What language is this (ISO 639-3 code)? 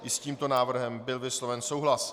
ces